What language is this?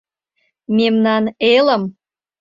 Mari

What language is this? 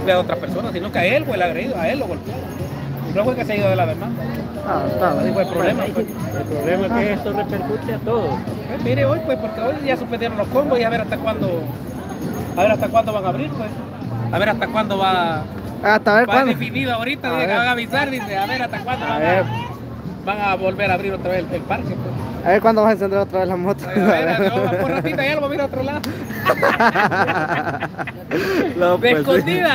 Spanish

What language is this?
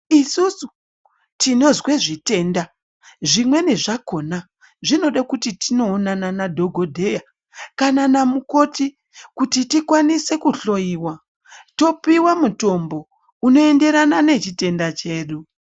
Ndau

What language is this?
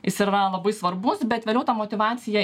Lithuanian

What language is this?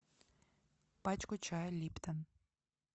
Russian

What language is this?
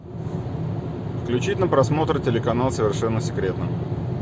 Russian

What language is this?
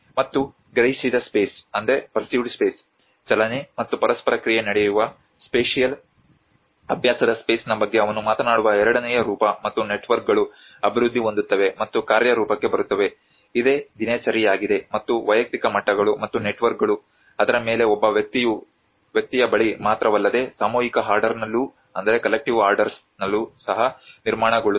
Kannada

